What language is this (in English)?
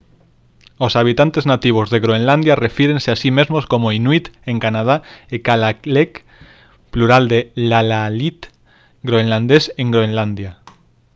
Galician